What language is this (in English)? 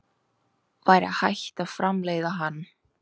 Icelandic